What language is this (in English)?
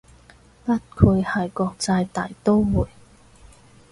Cantonese